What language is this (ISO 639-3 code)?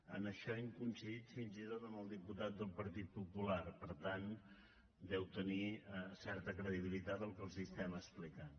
cat